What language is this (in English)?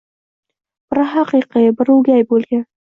Uzbek